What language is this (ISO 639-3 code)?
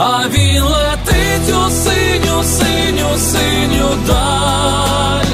ukr